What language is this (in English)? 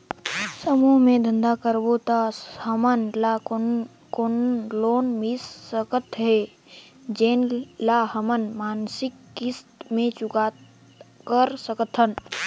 Chhattisgarhi